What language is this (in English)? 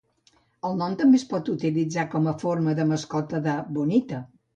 Catalan